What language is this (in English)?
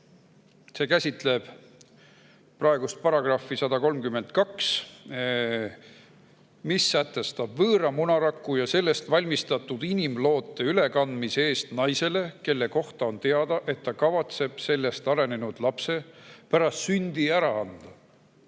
Estonian